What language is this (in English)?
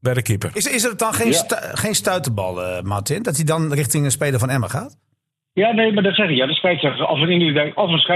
Dutch